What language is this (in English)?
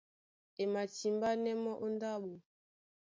Duala